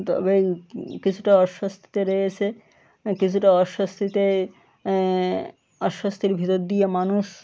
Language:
Bangla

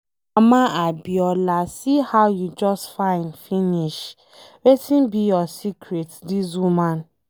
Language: Nigerian Pidgin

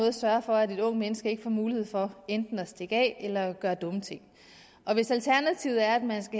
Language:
Danish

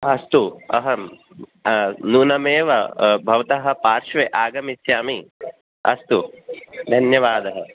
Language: Sanskrit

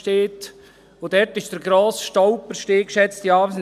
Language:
Swiss German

